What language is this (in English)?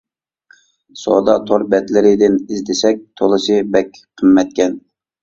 Uyghur